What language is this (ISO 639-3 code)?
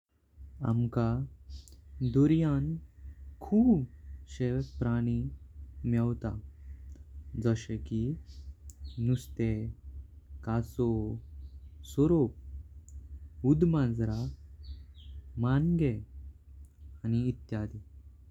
kok